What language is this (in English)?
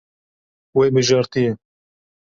Kurdish